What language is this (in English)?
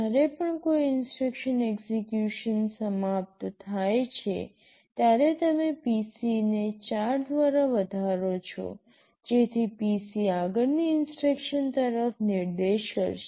Gujarati